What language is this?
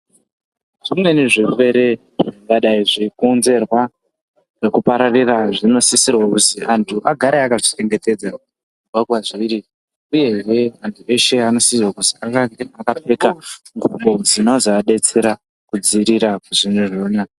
Ndau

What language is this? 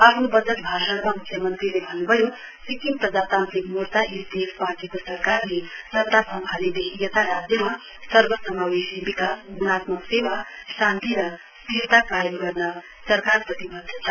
Nepali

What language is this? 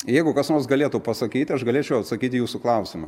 Lithuanian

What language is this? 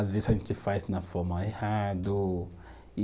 Portuguese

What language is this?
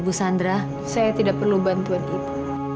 Indonesian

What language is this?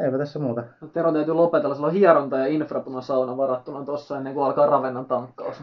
Finnish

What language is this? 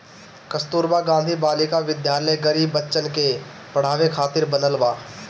Bhojpuri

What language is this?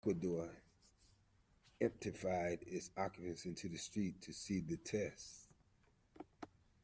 English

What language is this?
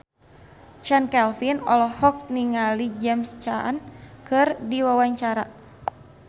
Sundanese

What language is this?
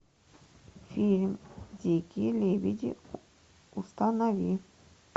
Russian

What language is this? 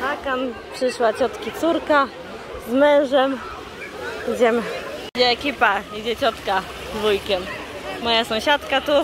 Polish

